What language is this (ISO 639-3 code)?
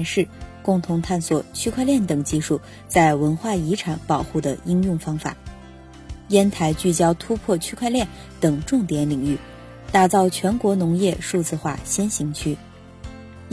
zho